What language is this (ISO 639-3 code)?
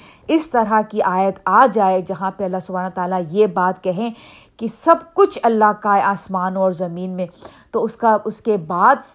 urd